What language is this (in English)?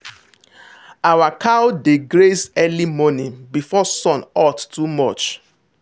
Nigerian Pidgin